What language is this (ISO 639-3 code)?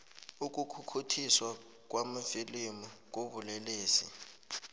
nbl